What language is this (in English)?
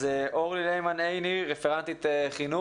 Hebrew